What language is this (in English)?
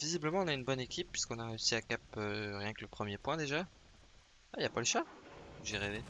French